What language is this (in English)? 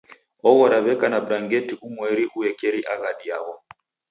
Taita